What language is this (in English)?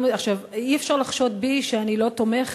Hebrew